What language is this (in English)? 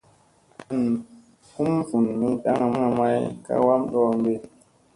Musey